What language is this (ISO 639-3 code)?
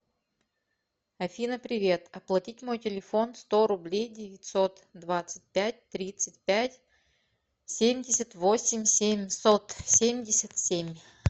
rus